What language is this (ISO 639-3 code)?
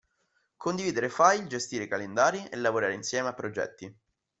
ita